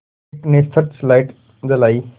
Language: Hindi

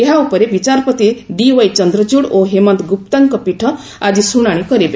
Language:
Odia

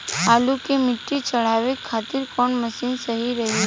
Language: Bhojpuri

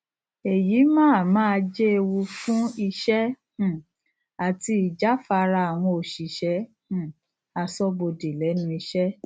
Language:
Yoruba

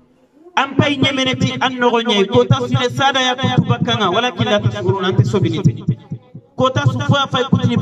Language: Arabic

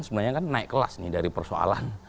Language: Indonesian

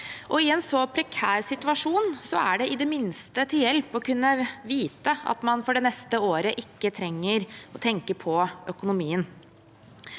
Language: Norwegian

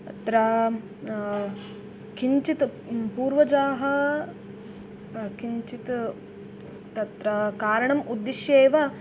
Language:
Sanskrit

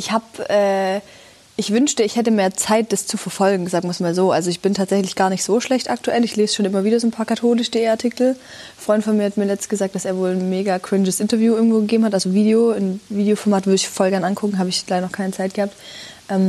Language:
German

